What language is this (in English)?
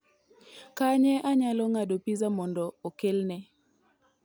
Luo (Kenya and Tanzania)